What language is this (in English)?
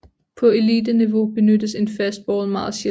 Danish